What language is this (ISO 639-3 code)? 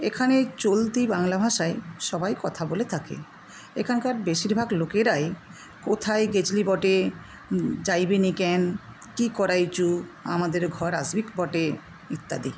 ben